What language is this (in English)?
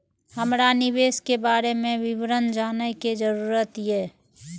Maithili